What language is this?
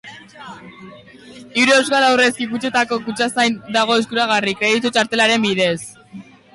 Basque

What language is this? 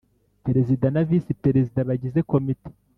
Kinyarwanda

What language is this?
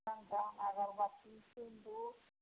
Maithili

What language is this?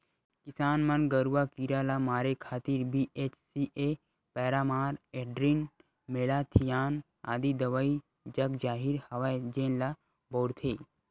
Chhattisgarhi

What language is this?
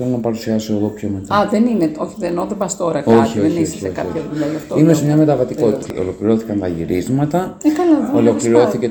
Greek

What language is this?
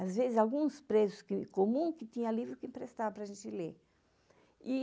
Portuguese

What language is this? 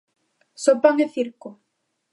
Galician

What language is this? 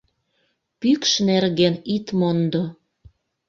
Mari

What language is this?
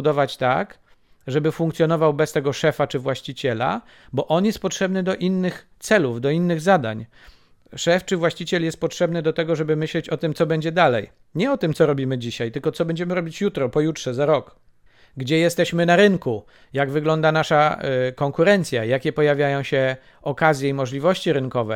Polish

